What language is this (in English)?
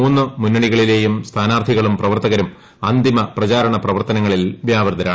Malayalam